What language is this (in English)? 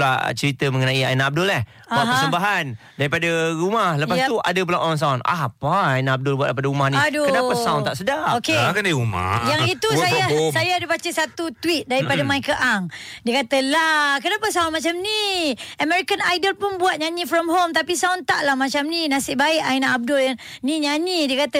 Malay